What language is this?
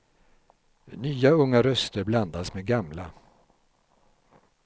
Swedish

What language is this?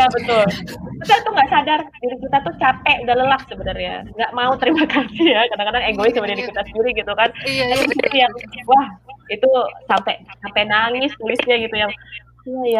Indonesian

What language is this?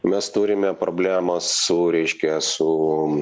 Lithuanian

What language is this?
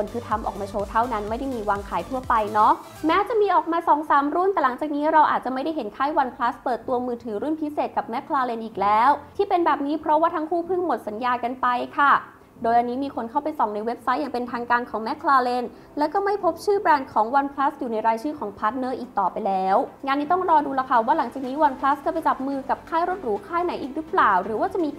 Thai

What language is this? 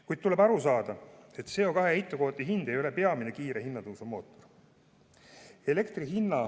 Estonian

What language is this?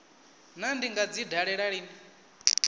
Venda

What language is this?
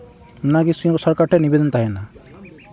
Santali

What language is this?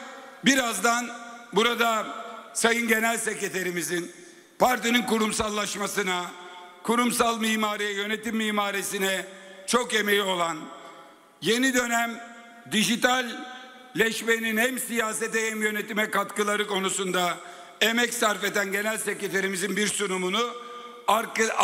Turkish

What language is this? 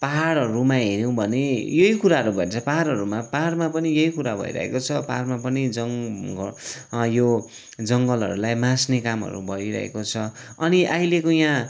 Nepali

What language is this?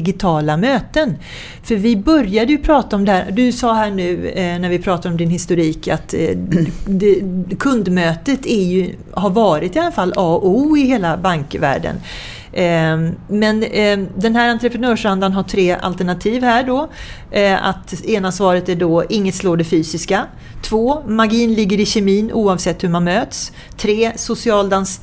Swedish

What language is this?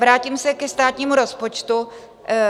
Czech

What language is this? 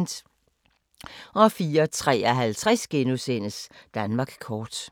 Danish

